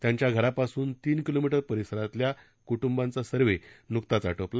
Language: Marathi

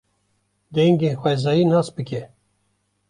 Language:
Kurdish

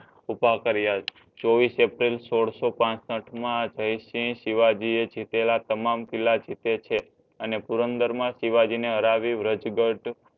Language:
Gujarati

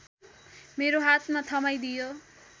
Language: Nepali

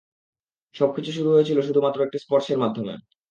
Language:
Bangla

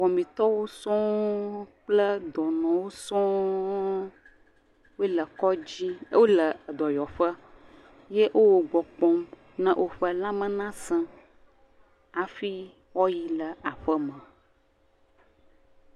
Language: Ewe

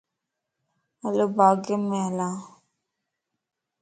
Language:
Lasi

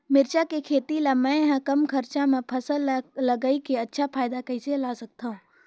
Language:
Chhattisgarhi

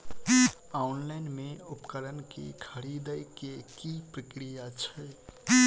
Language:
Maithili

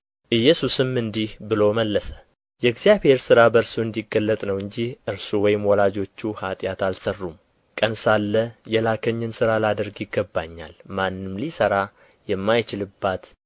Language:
Amharic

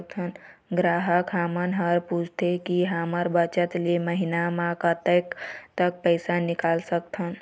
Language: Chhattisgarhi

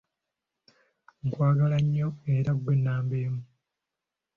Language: Ganda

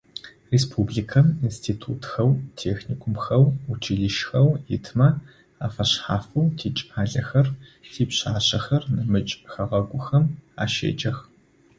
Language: Adyghe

